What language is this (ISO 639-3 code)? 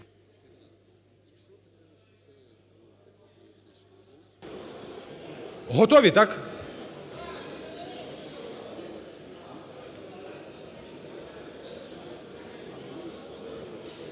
ukr